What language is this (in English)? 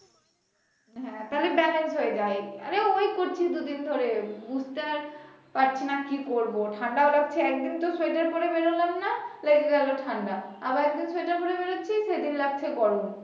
Bangla